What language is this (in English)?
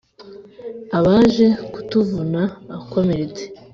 Kinyarwanda